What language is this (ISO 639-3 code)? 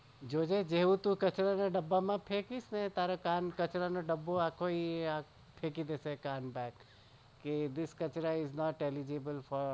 guj